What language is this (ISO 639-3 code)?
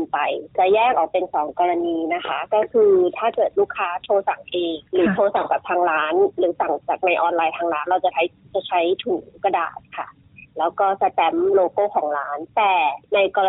tha